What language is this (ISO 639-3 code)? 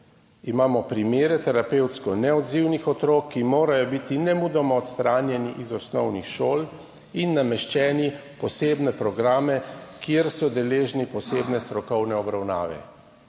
slv